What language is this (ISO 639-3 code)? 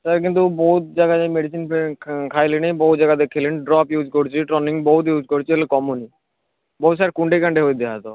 ori